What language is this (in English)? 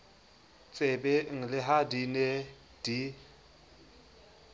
Southern Sotho